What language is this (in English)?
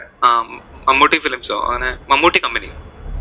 Malayalam